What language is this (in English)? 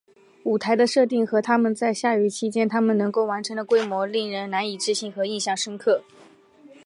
Chinese